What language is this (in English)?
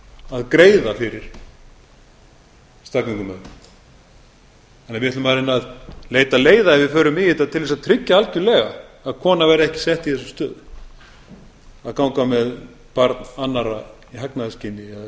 Icelandic